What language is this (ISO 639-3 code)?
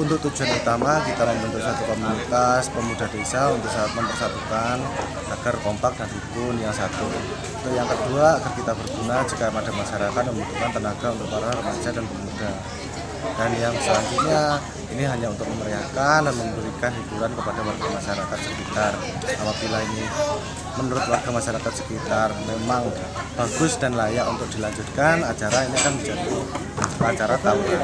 ind